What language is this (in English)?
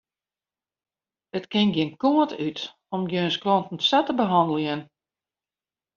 Western Frisian